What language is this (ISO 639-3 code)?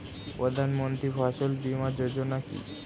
ben